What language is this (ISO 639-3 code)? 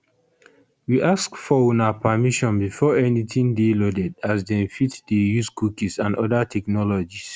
pcm